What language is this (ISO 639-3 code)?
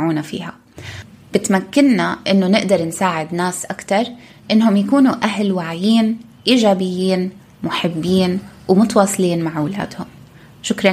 ara